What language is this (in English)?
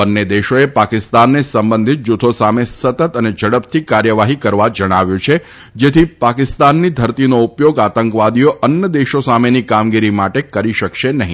Gujarati